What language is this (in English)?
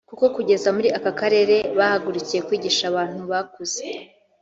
Kinyarwanda